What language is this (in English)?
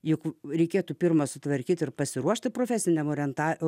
Lithuanian